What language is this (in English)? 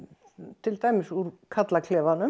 Icelandic